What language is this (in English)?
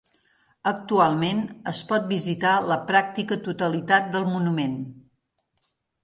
Catalan